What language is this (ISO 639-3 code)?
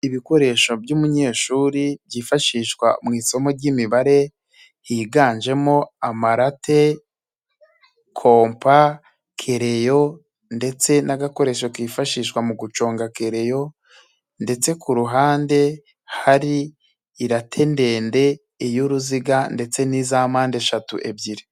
kin